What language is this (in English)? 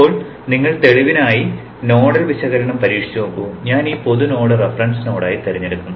Malayalam